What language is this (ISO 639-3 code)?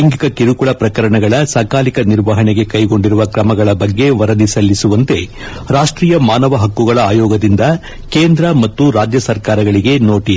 kan